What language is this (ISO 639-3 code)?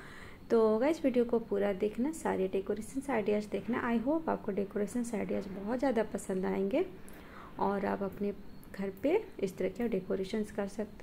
hin